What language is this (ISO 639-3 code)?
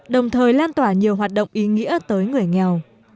vie